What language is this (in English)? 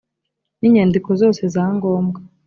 Kinyarwanda